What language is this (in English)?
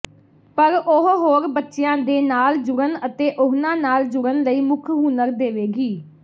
Punjabi